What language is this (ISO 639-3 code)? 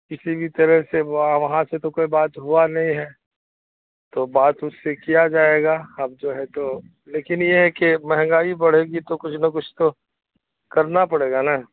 urd